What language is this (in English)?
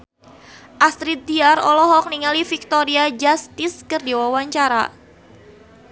Sundanese